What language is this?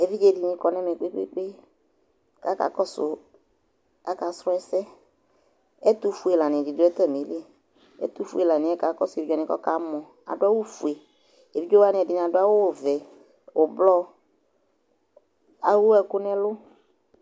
Ikposo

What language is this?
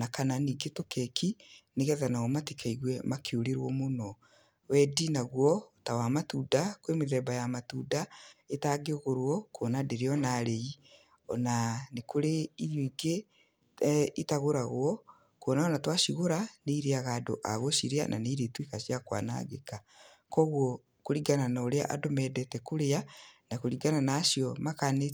Kikuyu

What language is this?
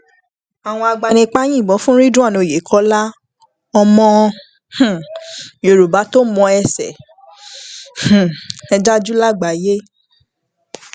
Yoruba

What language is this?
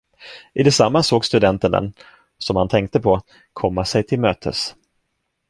Swedish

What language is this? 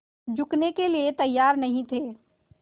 Hindi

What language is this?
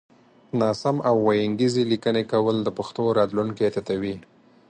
Pashto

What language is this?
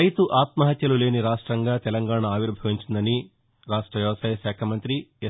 Telugu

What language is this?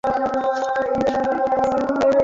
Bangla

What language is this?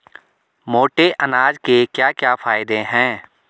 Hindi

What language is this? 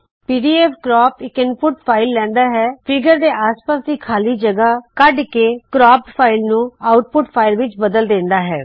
Punjabi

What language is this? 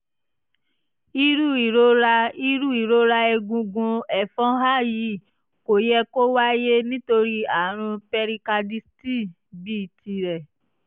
Yoruba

